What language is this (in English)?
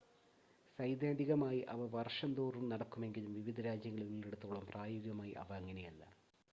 Malayalam